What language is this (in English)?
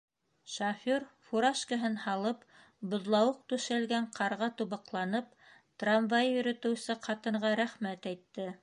Bashkir